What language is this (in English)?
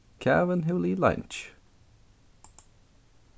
Faroese